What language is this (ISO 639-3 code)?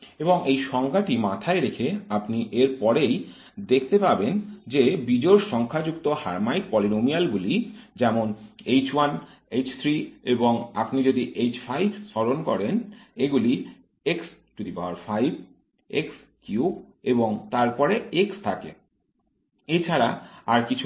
ben